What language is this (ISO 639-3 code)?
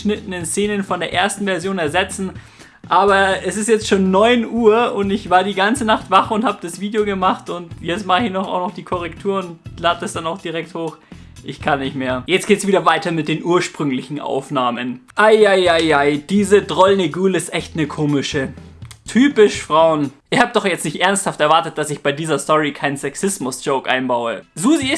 deu